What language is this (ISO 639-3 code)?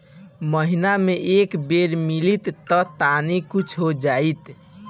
bho